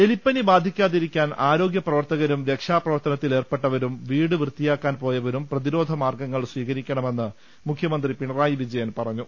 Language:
Malayalam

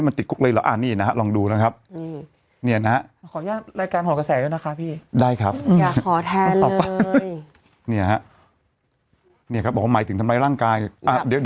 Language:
Thai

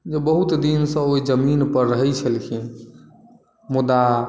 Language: Maithili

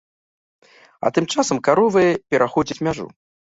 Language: Belarusian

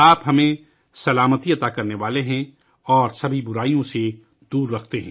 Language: Urdu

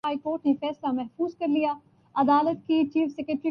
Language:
Urdu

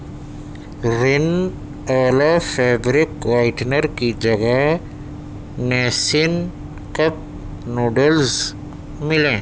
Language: Urdu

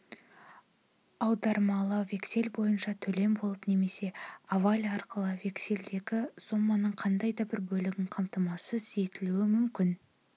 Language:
Kazakh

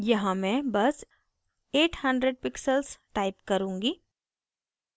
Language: Hindi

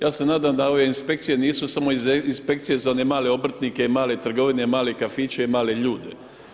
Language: Croatian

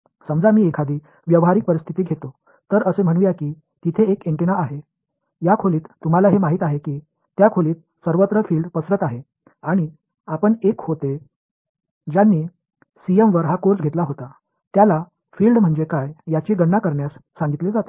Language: Marathi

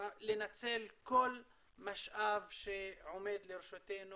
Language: Hebrew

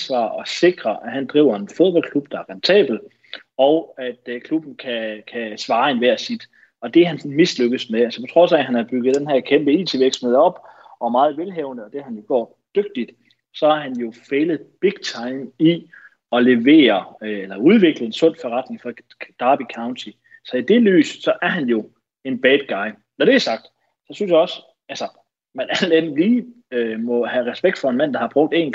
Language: Danish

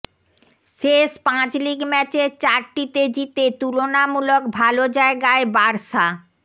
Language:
Bangla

